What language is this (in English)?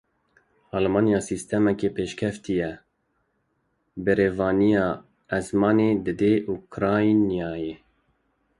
Kurdish